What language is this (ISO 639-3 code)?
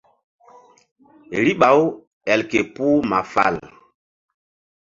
mdd